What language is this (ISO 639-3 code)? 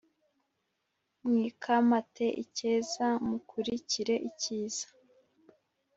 kin